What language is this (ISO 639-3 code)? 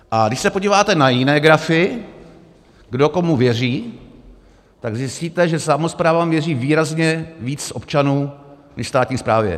ces